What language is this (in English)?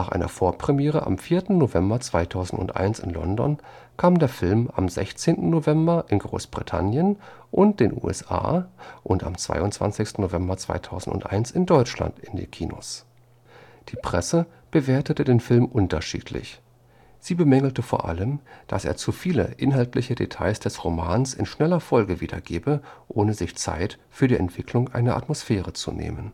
German